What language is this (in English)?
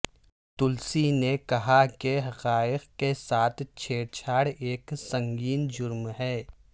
Urdu